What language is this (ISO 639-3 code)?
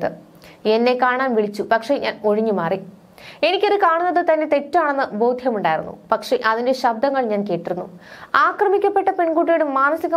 mal